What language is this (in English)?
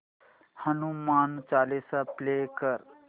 Marathi